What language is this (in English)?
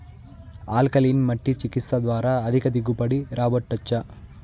Telugu